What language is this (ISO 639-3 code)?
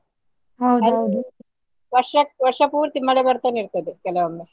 kan